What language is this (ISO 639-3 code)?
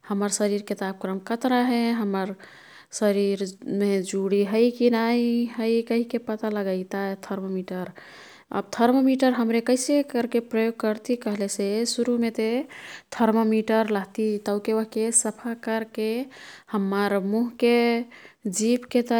tkt